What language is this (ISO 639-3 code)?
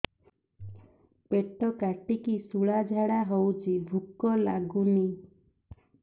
ori